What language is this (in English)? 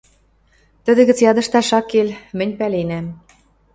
Western Mari